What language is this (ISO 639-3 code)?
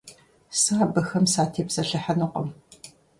kbd